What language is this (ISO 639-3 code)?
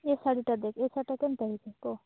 ori